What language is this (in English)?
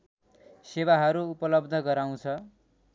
Nepali